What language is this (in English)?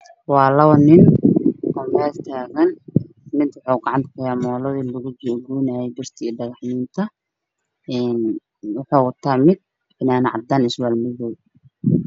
Somali